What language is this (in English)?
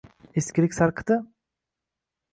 Uzbek